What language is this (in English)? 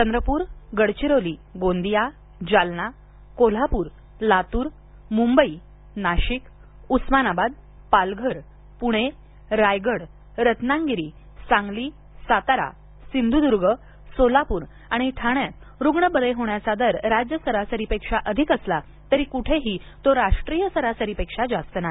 Marathi